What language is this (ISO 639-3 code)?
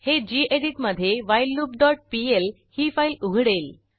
mar